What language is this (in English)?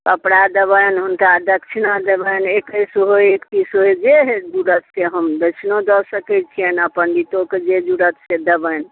Maithili